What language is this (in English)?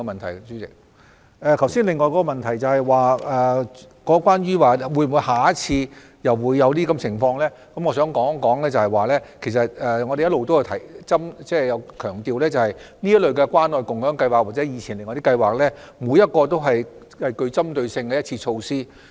Cantonese